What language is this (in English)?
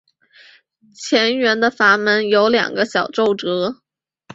Chinese